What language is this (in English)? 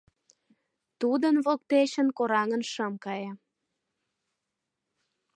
Mari